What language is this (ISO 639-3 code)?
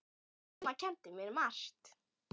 isl